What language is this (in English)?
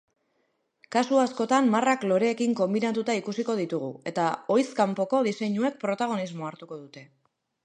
Basque